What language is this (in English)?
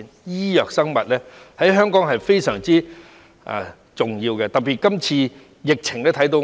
Cantonese